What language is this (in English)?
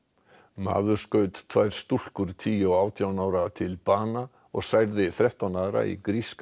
Icelandic